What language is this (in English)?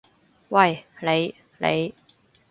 Cantonese